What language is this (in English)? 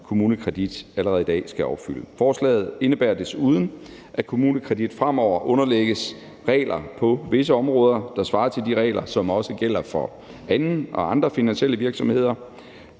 Danish